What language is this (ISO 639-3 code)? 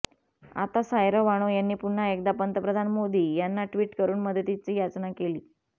mar